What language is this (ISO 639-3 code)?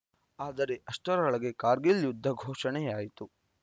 kan